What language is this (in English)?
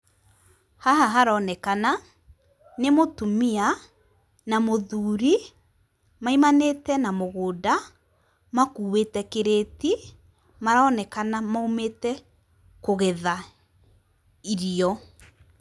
Kikuyu